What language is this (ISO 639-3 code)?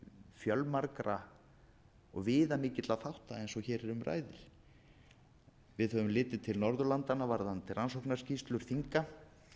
isl